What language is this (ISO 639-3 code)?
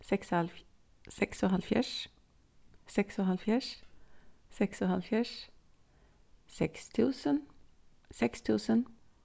fao